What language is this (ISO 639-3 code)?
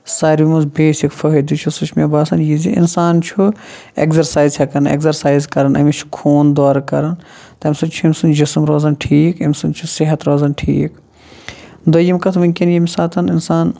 kas